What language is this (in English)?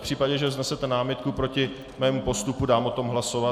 Czech